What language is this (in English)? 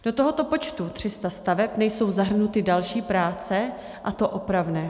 Czech